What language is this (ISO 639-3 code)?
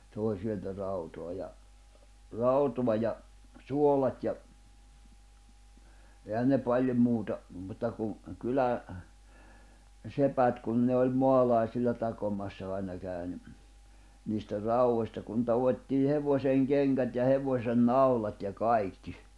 fin